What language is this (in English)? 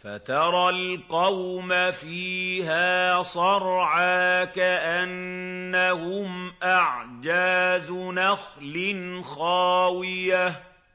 Arabic